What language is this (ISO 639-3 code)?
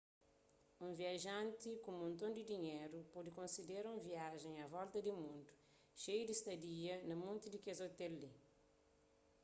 kea